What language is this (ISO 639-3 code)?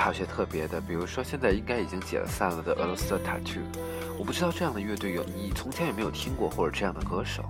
zho